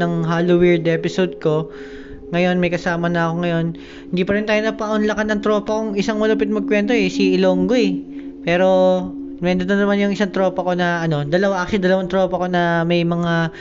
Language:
Filipino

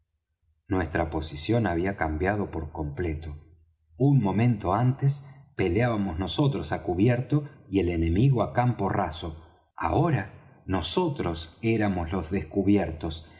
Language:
Spanish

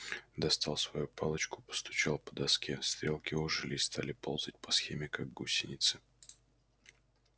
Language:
Russian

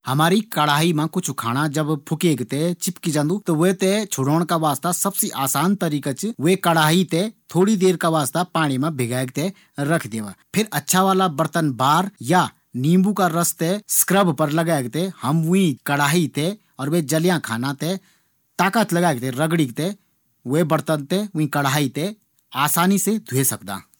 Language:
Garhwali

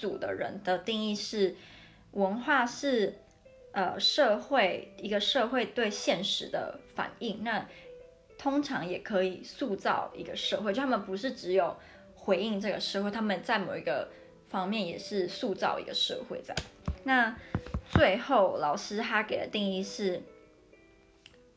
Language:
Chinese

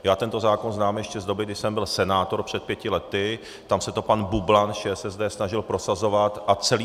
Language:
Czech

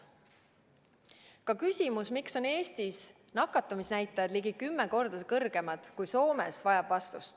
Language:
Estonian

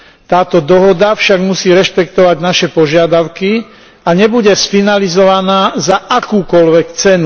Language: Slovak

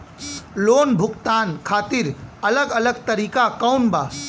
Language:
Bhojpuri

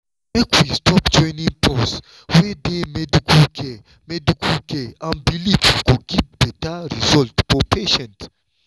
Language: Nigerian Pidgin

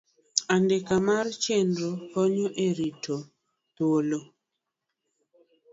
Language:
Luo (Kenya and Tanzania)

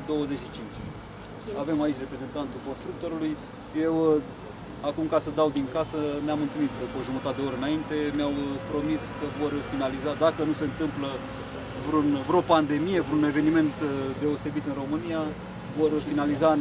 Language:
Romanian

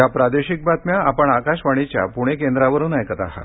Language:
Marathi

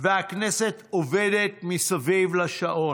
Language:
Hebrew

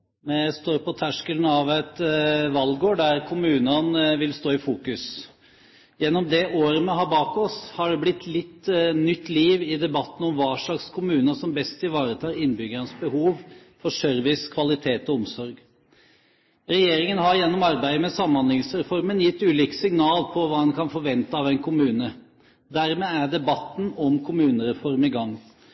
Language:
Norwegian Bokmål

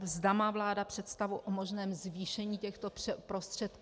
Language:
Czech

